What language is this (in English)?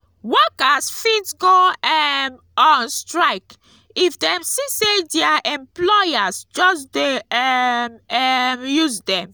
Nigerian Pidgin